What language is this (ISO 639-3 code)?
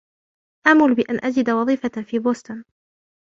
ara